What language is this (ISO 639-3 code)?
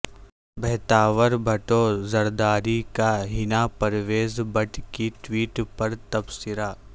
urd